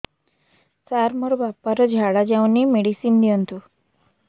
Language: Odia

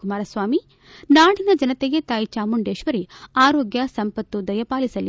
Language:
Kannada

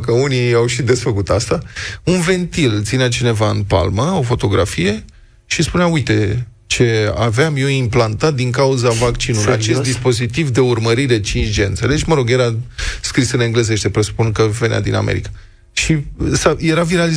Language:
Romanian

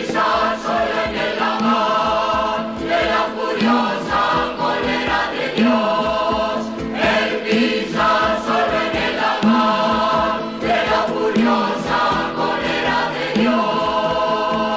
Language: Spanish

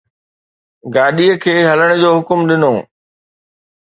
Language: Sindhi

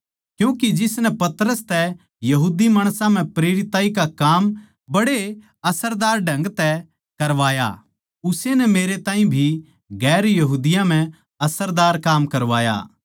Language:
Haryanvi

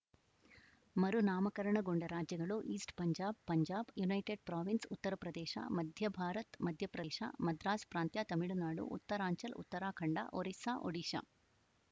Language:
Kannada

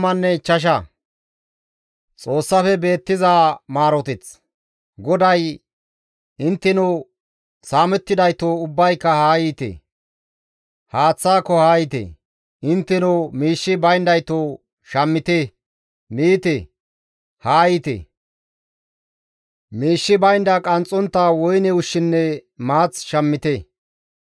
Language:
Gamo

